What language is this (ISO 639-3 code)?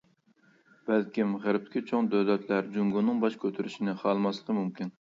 uig